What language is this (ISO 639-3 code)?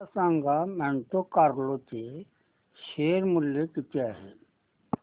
mar